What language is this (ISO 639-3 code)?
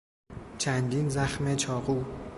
fas